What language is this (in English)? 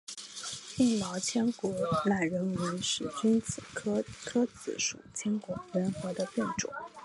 Chinese